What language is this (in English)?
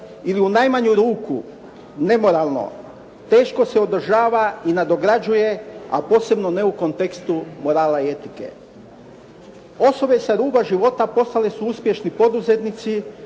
Croatian